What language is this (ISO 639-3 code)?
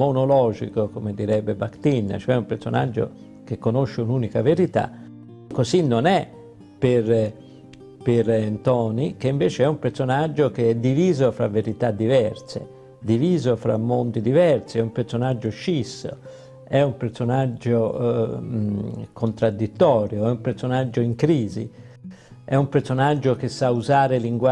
ita